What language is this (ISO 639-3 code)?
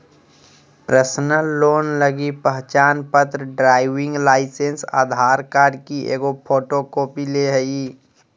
mag